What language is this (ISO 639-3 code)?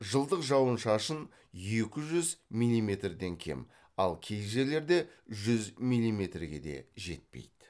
kaz